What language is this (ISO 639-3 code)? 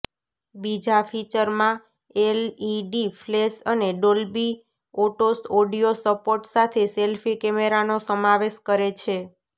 guj